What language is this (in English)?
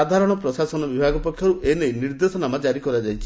Odia